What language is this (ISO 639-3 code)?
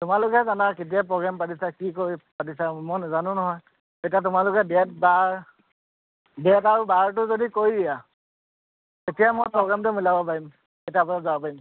asm